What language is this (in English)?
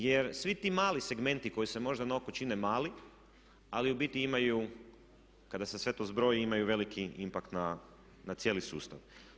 Croatian